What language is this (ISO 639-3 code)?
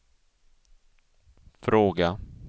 swe